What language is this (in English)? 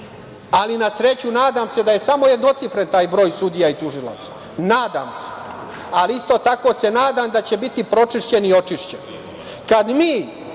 Serbian